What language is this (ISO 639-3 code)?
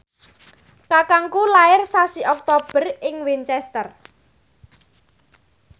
jav